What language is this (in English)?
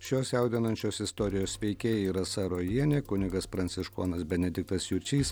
Lithuanian